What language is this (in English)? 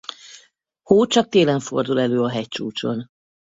Hungarian